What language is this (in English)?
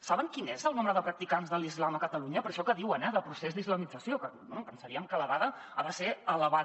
Catalan